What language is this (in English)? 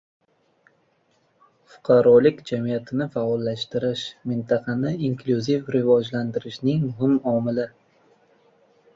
Uzbek